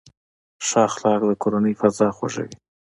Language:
Pashto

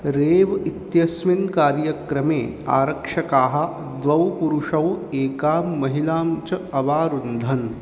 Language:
Sanskrit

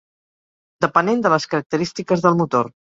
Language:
Catalan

